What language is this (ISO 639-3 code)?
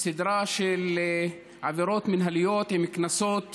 heb